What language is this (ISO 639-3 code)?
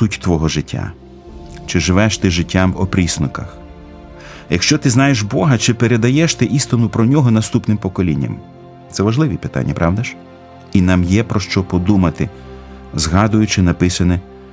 ukr